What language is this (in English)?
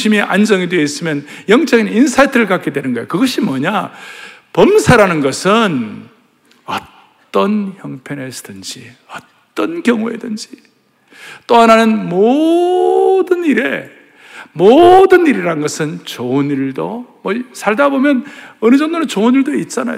Korean